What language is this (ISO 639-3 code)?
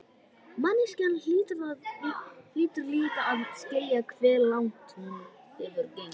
isl